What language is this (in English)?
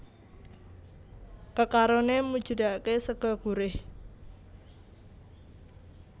Javanese